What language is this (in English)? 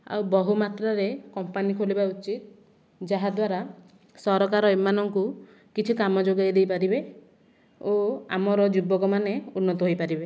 Odia